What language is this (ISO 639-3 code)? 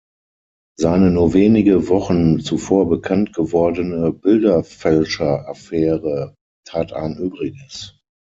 deu